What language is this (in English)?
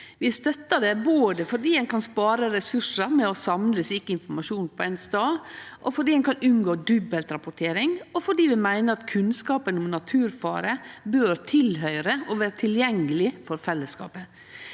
Norwegian